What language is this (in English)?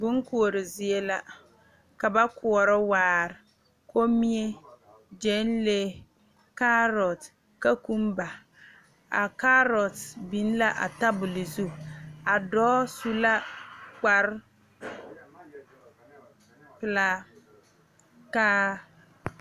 Southern Dagaare